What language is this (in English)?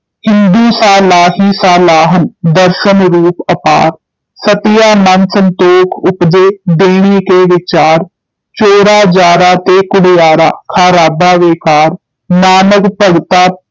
Punjabi